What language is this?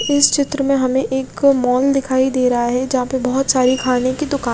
Hindi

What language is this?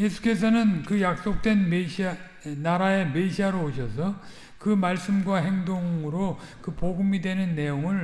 Korean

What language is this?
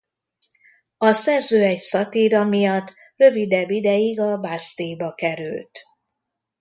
Hungarian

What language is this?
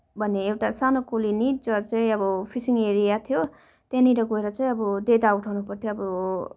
Nepali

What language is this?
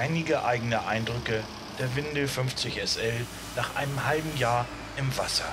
German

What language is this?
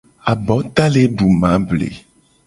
Gen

